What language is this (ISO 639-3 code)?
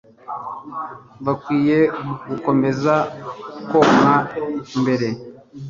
kin